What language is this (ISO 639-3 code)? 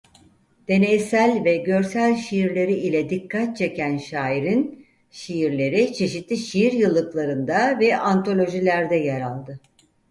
tur